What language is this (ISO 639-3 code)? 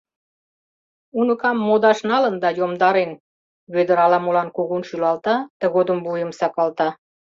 chm